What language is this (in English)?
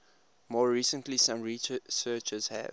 English